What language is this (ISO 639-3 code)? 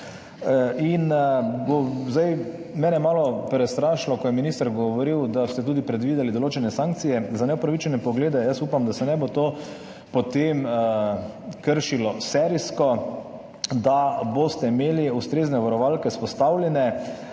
slv